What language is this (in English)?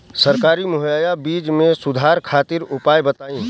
Bhojpuri